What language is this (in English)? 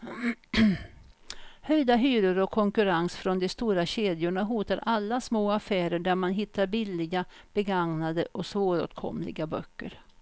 Swedish